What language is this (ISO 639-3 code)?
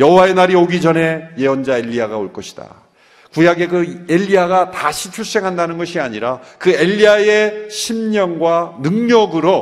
kor